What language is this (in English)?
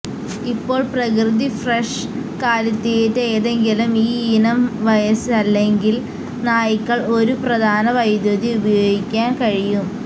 Malayalam